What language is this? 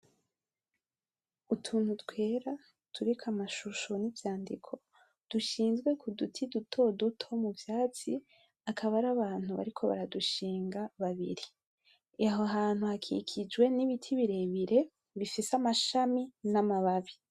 Rundi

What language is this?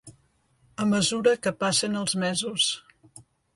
Catalan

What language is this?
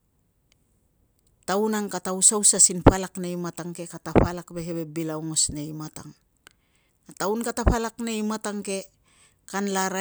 Tungag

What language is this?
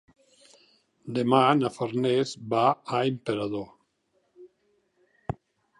Catalan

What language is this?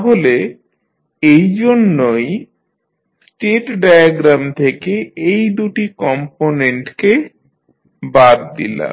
Bangla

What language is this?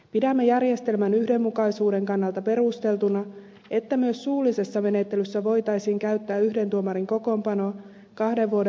Finnish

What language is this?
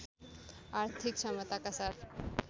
Nepali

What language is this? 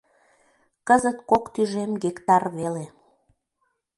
Mari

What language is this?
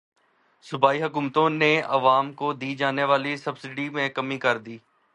Urdu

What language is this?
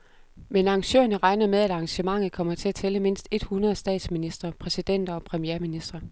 Danish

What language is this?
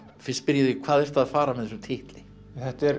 Icelandic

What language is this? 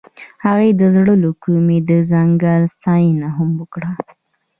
Pashto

